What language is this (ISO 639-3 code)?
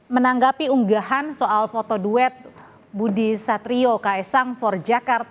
ind